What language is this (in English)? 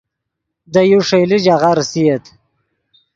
Yidgha